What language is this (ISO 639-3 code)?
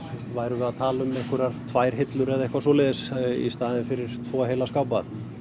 isl